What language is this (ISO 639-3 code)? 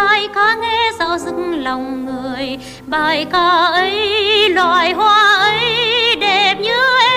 vie